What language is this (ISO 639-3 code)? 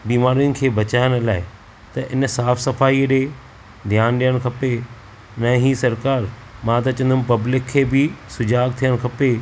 snd